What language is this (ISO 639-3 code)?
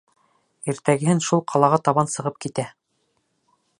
bak